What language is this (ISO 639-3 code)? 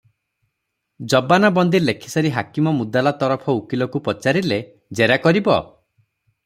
ori